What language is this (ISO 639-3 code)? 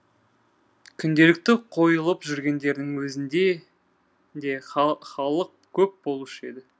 kaz